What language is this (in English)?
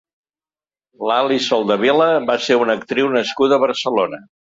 Catalan